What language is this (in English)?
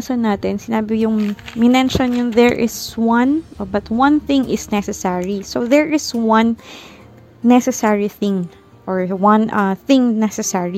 Filipino